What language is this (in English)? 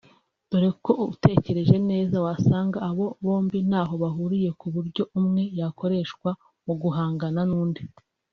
Kinyarwanda